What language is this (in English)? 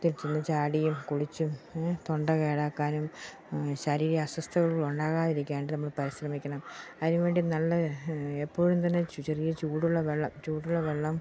Malayalam